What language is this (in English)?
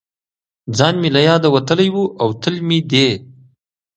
Pashto